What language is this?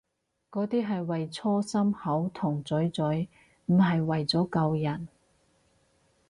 Cantonese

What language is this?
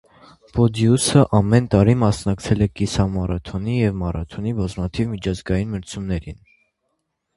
Armenian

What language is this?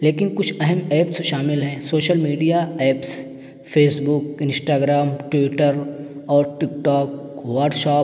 Urdu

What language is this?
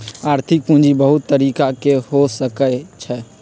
Magahi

